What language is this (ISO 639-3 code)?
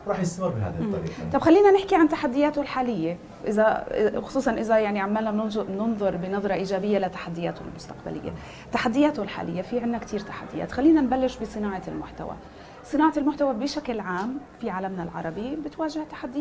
ara